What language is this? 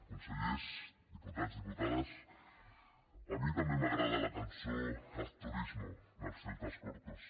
Catalan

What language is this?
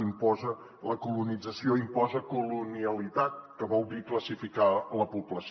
Catalan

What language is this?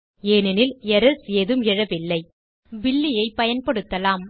Tamil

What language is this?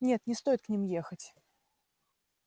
Russian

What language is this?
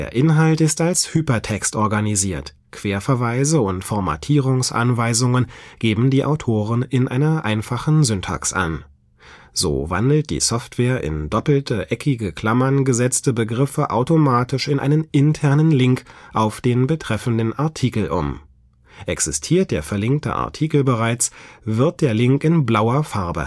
German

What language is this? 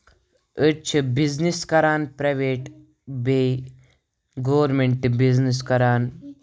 Kashmiri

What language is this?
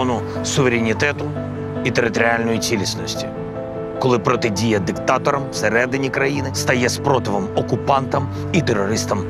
Ukrainian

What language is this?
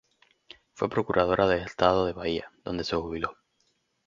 Spanish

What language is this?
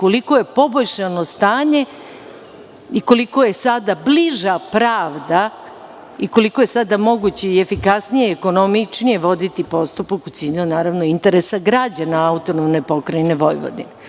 Serbian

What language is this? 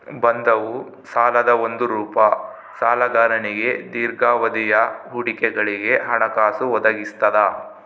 Kannada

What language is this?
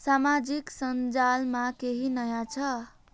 Nepali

